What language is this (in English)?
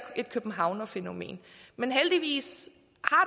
Danish